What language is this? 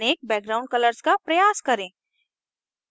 Hindi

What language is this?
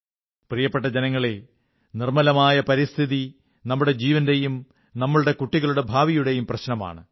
Malayalam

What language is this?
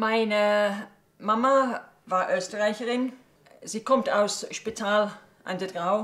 German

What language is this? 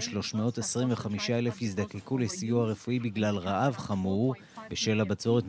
Hebrew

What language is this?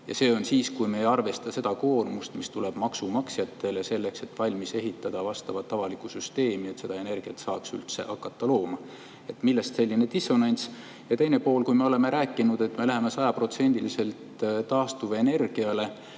Estonian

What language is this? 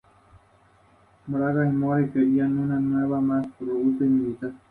Spanish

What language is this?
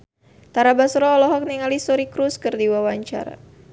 Sundanese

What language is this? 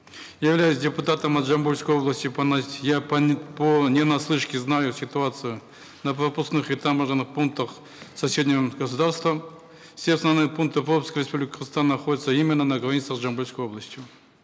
Kazakh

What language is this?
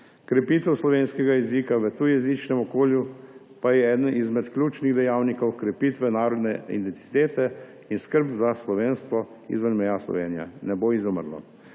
Slovenian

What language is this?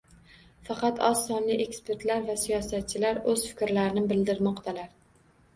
Uzbek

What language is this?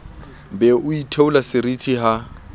Southern Sotho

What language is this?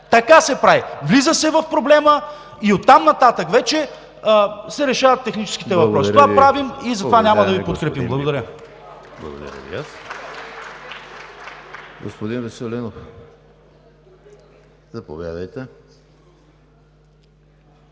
Bulgarian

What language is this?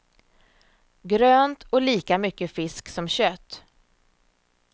Swedish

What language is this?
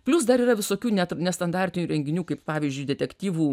Lithuanian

